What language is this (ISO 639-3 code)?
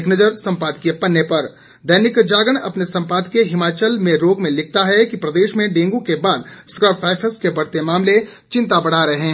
hin